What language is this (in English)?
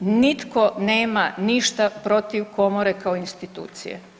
Croatian